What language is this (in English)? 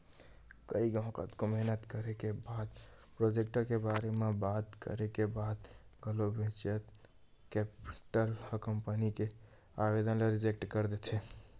Chhattisgarhi